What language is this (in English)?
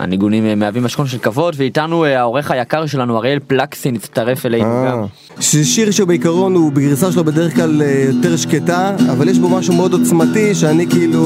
Hebrew